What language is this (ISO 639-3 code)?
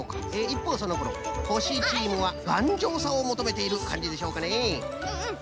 jpn